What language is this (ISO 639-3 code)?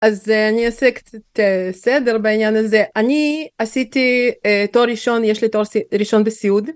heb